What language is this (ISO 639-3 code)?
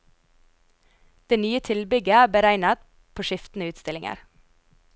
nor